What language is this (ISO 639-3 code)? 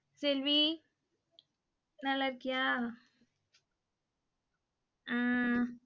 tam